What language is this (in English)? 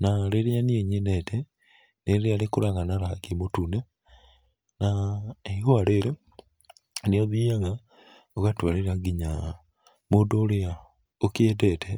Kikuyu